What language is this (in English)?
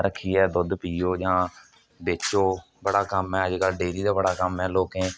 Dogri